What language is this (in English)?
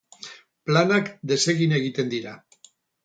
Basque